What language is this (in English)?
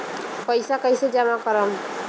Bhojpuri